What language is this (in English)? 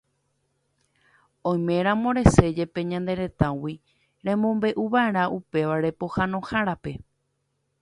Guarani